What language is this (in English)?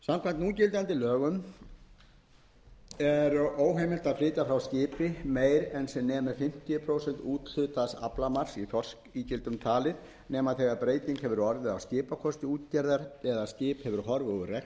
Icelandic